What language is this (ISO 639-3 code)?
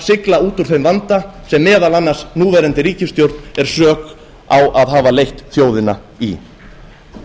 isl